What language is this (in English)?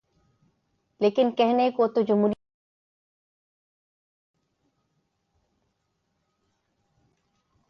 Urdu